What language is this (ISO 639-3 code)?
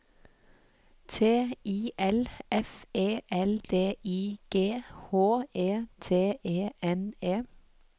nor